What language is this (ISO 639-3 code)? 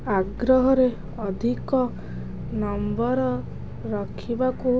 ori